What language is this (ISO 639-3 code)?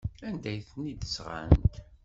kab